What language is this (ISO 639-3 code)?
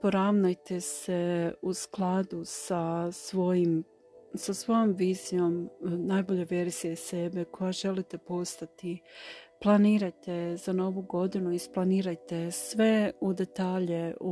hrv